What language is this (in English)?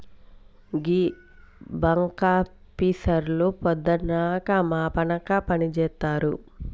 Telugu